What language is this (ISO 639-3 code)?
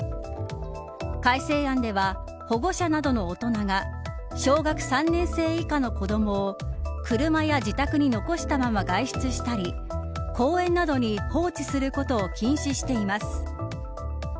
jpn